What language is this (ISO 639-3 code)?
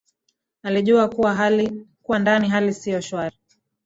swa